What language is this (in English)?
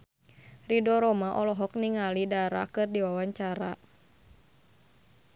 Sundanese